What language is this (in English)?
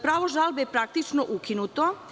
Serbian